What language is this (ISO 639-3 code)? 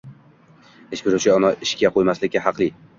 uzb